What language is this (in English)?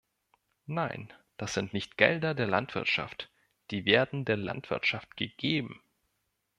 German